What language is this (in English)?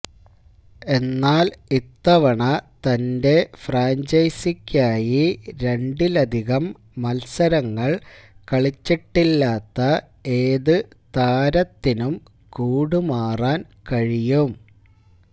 Malayalam